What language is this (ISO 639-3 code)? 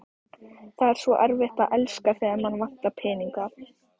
isl